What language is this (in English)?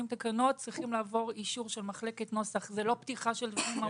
Hebrew